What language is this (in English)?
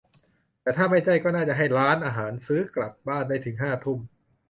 Thai